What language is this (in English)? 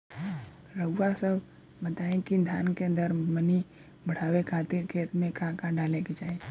Bhojpuri